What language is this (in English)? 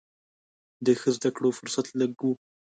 Pashto